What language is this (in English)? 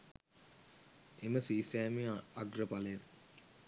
Sinhala